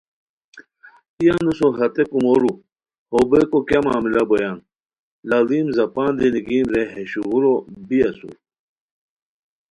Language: Khowar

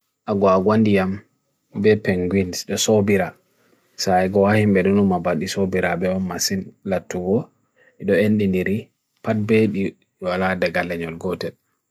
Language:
Bagirmi Fulfulde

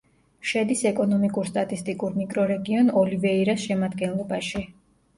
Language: Georgian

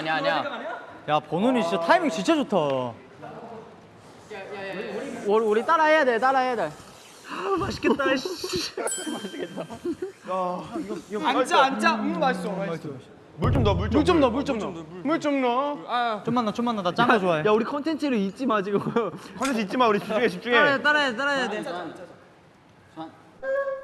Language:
Korean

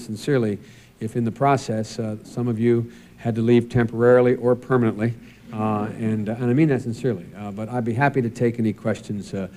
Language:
English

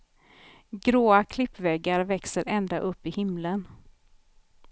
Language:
Swedish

